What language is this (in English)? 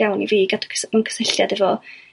Welsh